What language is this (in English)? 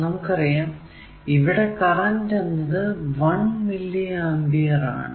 Malayalam